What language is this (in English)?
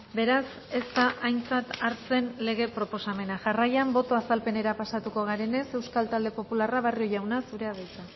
Basque